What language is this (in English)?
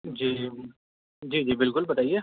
Urdu